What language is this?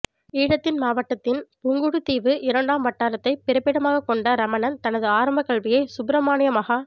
Tamil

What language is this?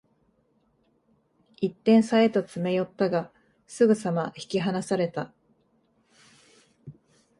Japanese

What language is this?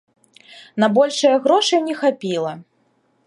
Belarusian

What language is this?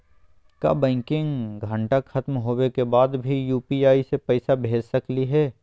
Magahi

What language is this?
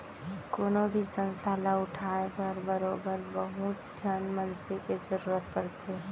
Chhattisgarhi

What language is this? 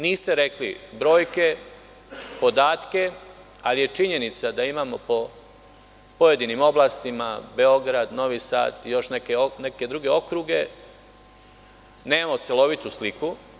Serbian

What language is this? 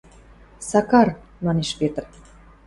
Western Mari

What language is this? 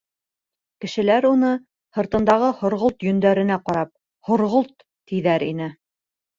Bashkir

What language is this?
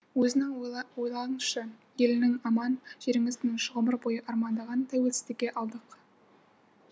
Kazakh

